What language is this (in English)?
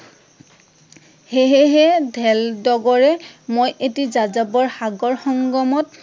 Assamese